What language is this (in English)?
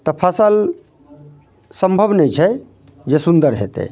Maithili